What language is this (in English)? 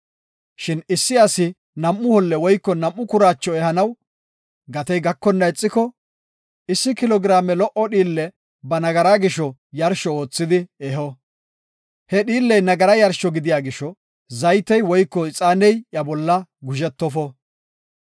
Gofa